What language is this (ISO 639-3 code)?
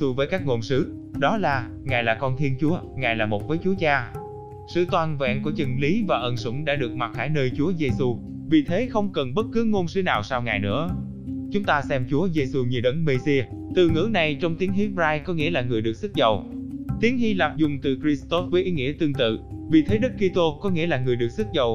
vie